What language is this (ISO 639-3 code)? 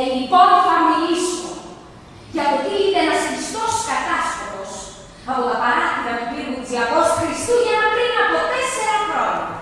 ell